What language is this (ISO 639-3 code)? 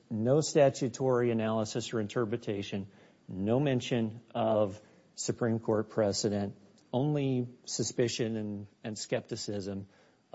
eng